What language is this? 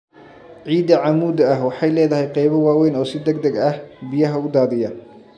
Somali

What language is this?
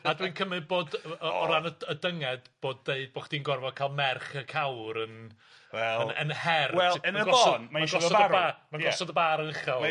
Welsh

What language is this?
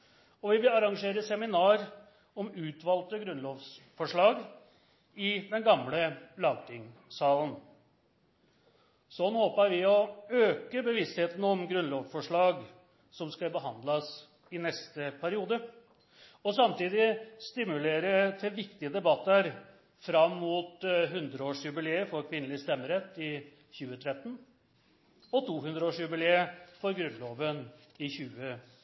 Norwegian Nynorsk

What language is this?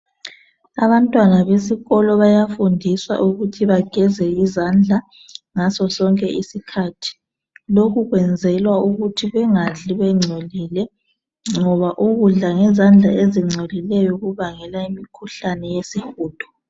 North Ndebele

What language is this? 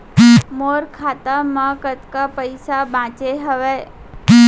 Chhattisgarhi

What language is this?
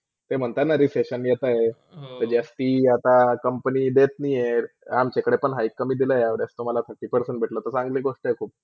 Marathi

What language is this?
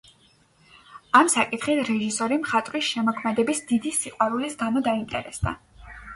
Georgian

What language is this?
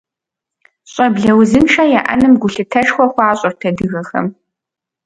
Kabardian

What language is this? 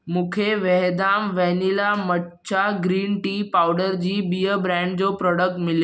Sindhi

